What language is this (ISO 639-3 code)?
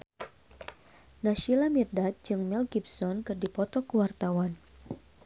sun